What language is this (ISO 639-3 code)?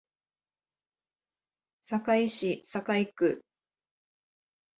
jpn